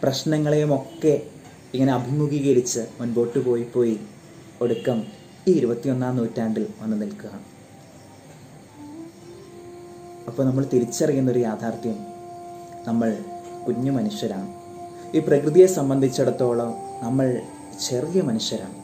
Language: Malayalam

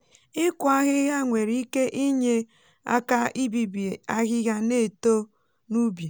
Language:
Igbo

